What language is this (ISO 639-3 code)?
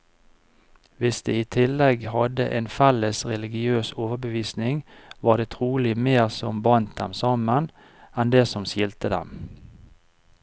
nor